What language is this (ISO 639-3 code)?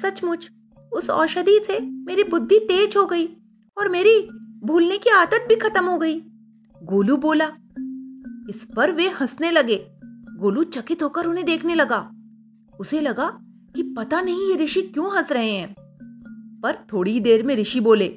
hin